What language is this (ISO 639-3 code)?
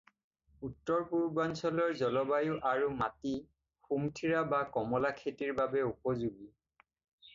asm